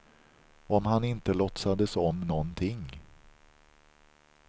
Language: Swedish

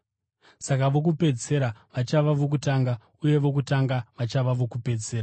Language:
Shona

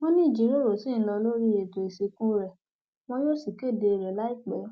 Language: Yoruba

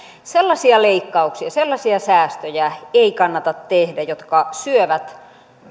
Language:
Finnish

